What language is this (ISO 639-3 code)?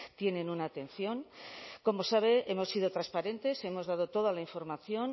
spa